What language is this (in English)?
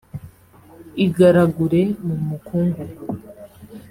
Kinyarwanda